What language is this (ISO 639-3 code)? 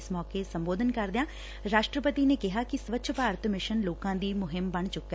pan